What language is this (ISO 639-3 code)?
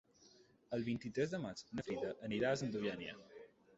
cat